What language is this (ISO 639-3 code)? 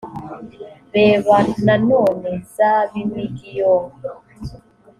kin